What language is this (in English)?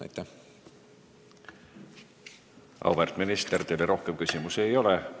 Estonian